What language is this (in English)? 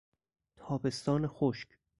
Persian